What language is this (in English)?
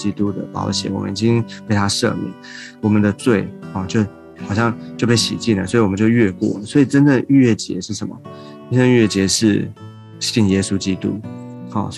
Chinese